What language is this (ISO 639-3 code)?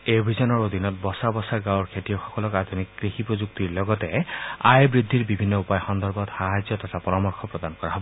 asm